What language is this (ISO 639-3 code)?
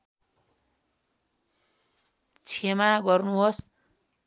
nep